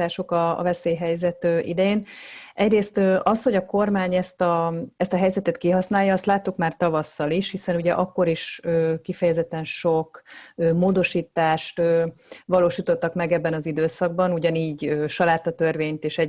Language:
Hungarian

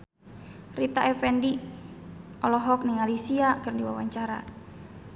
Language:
Sundanese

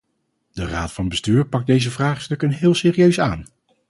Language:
Dutch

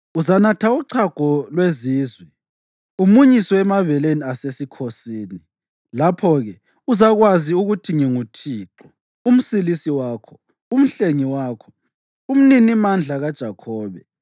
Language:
North Ndebele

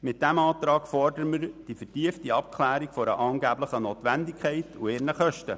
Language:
Swiss German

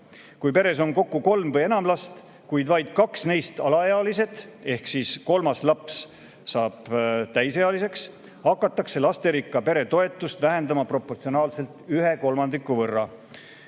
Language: Estonian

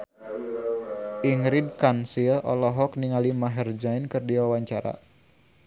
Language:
Sundanese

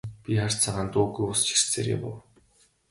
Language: Mongolian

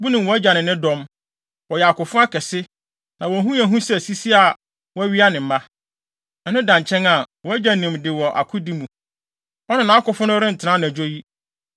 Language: Akan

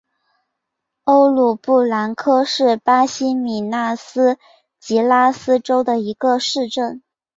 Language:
Chinese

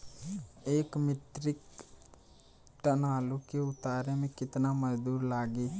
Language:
Bhojpuri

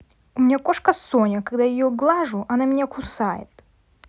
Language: Russian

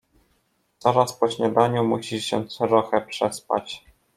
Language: Polish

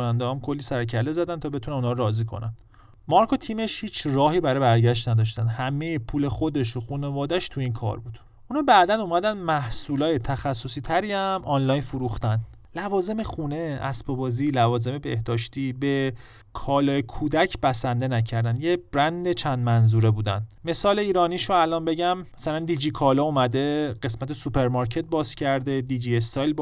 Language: Persian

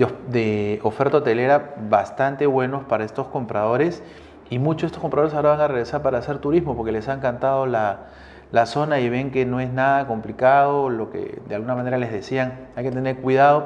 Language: Spanish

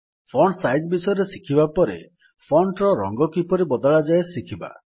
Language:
Odia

